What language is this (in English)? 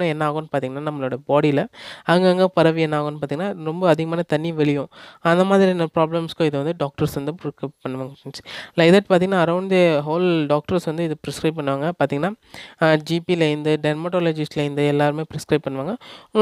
Indonesian